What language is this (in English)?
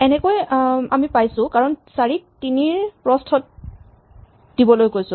Assamese